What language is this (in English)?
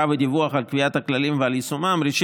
Hebrew